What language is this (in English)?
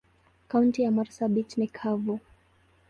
Swahili